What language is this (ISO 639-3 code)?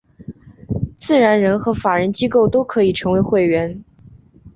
zho